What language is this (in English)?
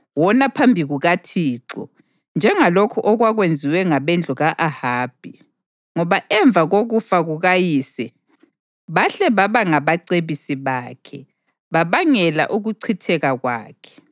North Ndebele